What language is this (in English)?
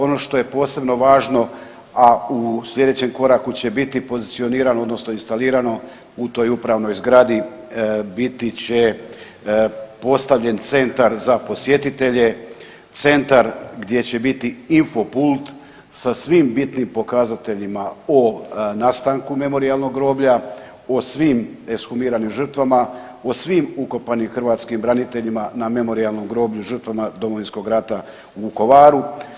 Croatian